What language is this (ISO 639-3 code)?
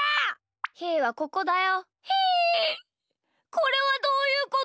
jpn